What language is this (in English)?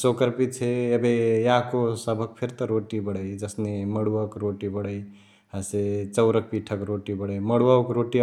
Chitwania Tharu